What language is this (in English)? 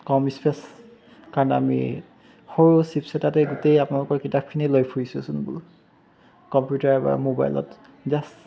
Assamese